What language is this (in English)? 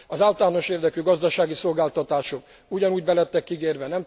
Hungarian